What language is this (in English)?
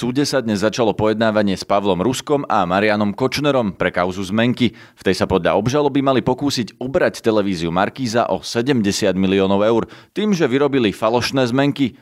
Slovak